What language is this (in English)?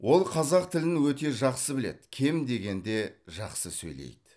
Kazakh